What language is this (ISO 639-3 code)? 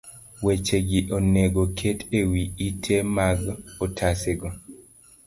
luo